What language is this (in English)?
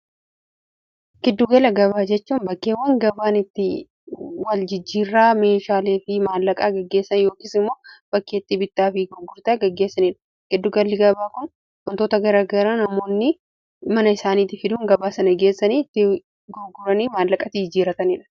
Oromo